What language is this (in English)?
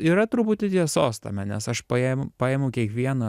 Lithuanian